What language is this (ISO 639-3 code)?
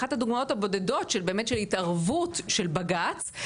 heb